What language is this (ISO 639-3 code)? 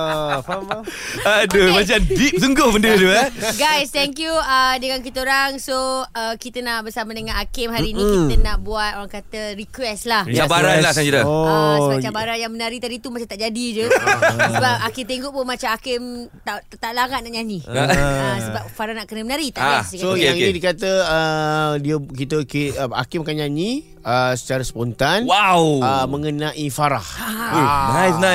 msa